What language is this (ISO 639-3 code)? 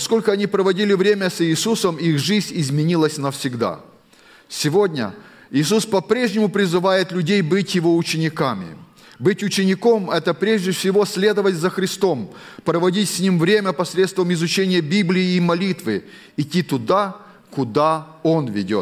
rus